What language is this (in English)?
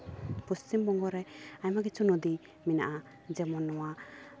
Santali